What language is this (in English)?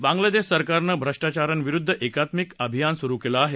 Marathi